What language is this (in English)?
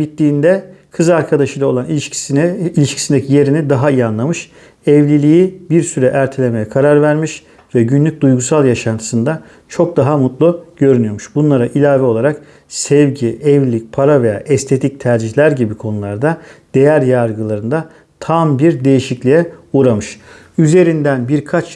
Turkish